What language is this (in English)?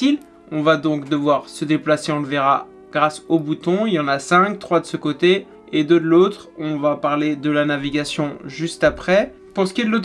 French